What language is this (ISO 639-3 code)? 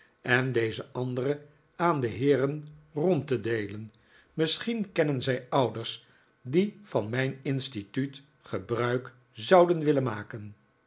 nld